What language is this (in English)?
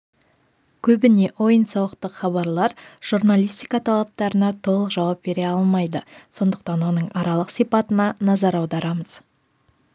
Kazakh